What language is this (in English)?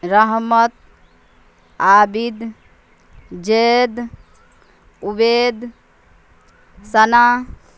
Urdu